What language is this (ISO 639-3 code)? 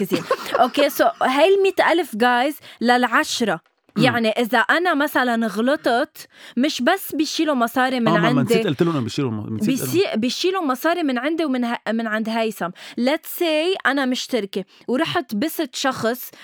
ara